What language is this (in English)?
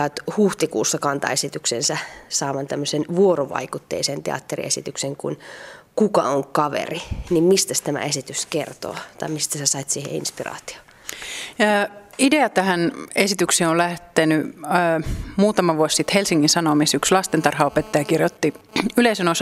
Finnish